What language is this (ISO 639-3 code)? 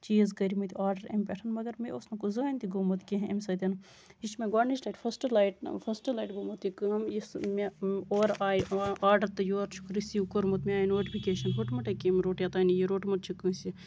kas